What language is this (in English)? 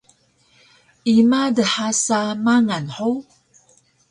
Taroko